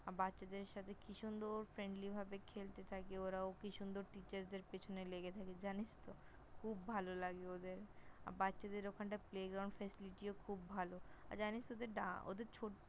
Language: Bangla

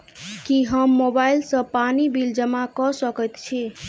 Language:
Maithili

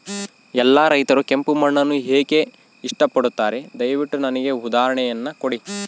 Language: Kannada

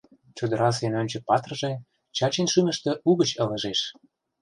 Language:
Mari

